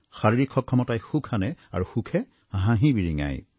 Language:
Assamese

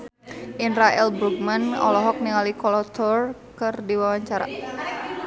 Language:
Sundanese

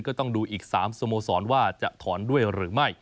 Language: Thai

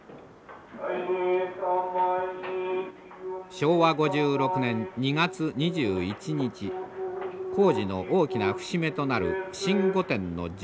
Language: Japanese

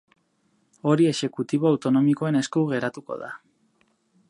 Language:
Basque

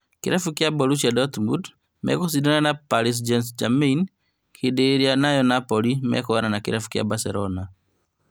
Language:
Kikuyu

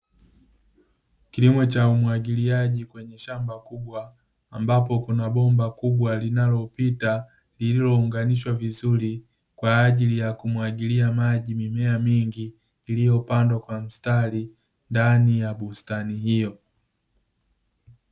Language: Swahili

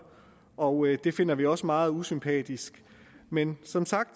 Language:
Danish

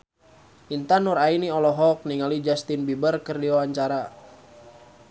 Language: Sundanese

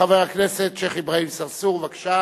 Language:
Hebrew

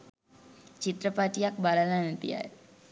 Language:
Sinhala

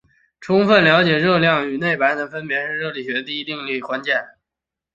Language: Chinese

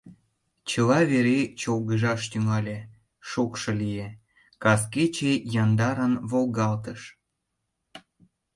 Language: Mari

